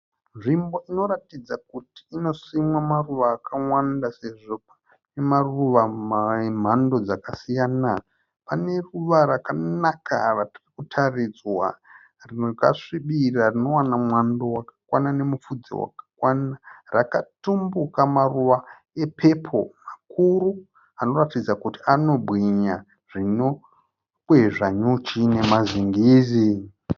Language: Shona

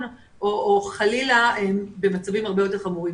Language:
Hebrew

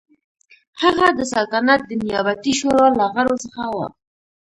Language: Pashto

